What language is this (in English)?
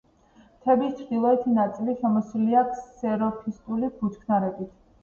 Georgian